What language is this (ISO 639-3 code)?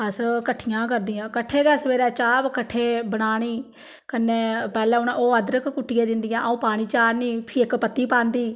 doi